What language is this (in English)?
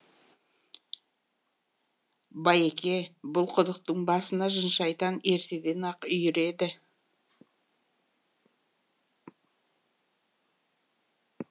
Kazakh